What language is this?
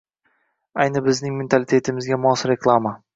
Uzbek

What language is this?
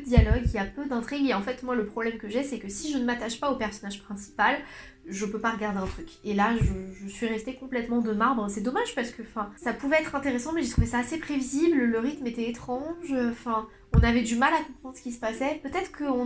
French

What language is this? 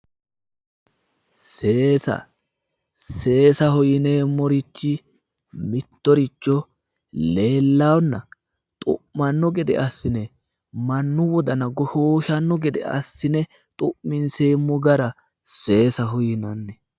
Sidamo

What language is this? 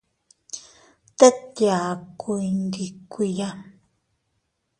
Teutila Cuicatec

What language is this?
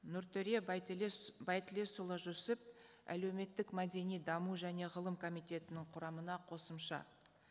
Kazakh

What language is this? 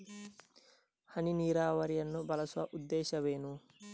Kannada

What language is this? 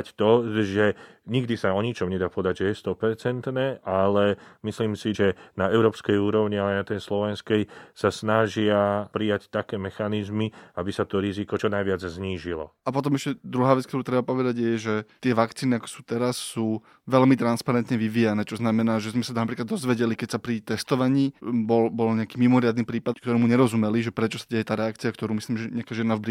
Slovak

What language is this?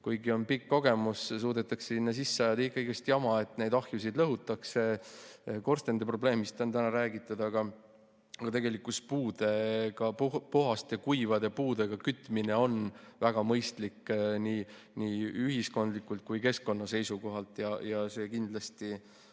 Estonian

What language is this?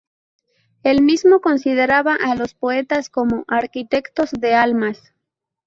Spanish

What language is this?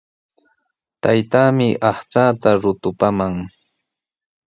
Sihuas Ancash Quechua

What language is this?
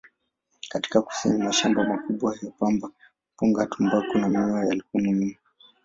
Swahili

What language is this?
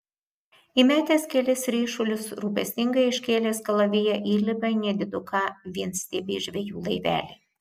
Lithuanian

